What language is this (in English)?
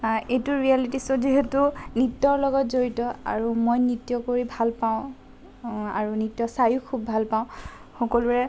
Assamese